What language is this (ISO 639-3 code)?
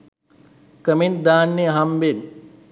sin